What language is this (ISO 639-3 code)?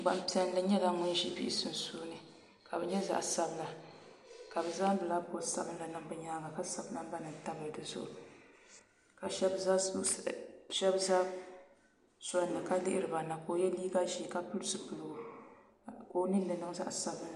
dag